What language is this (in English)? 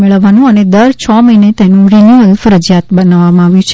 Gujarati